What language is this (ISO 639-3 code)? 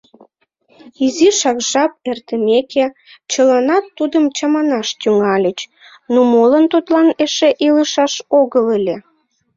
chm